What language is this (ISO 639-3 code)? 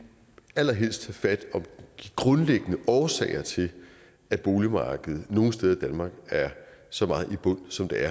dan